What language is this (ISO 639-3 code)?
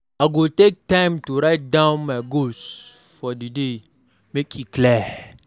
pcm